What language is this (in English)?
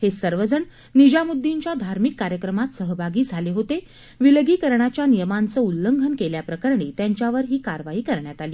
Marathi